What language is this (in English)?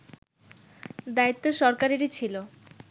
Bangla